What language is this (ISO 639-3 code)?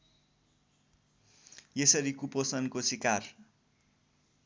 nep